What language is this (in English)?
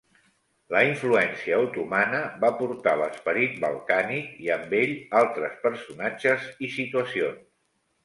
Catalan